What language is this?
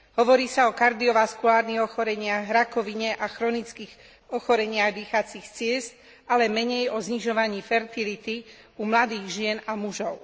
Slovak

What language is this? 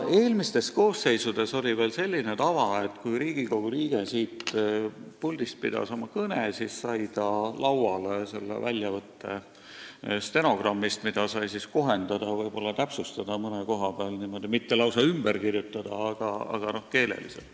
Estonian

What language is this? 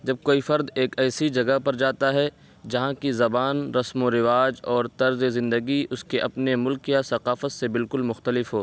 Urdu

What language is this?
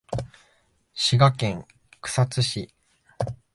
Japanese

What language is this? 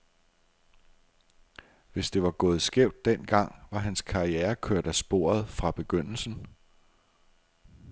Danish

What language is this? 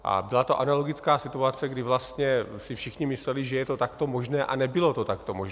Czech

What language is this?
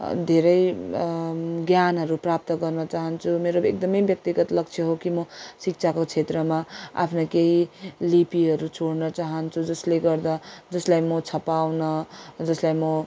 Nepali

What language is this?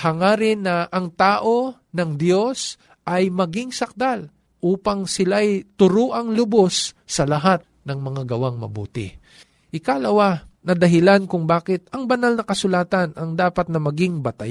Filipino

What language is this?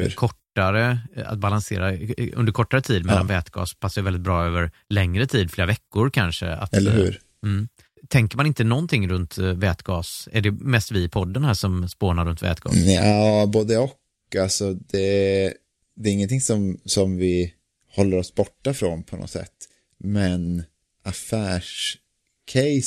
Swedish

